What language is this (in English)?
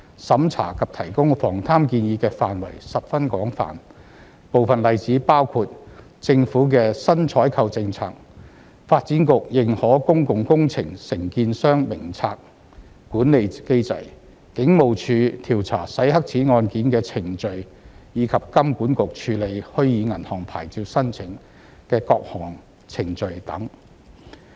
Cantonese